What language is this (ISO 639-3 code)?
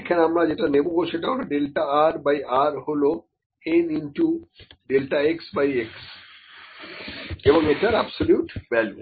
ben